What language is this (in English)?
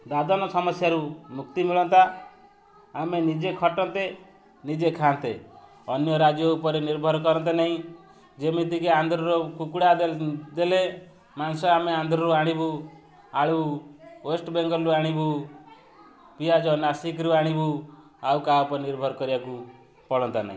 Odia